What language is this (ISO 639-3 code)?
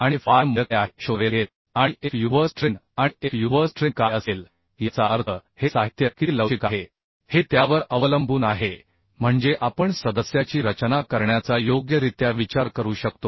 mar